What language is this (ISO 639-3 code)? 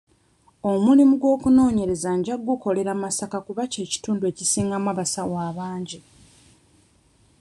lug